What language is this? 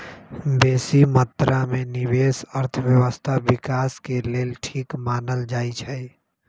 Magahi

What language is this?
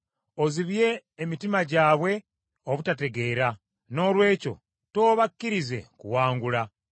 Ganda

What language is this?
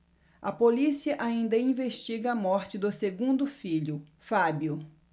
Portuguese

